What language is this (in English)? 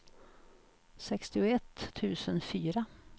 Swedish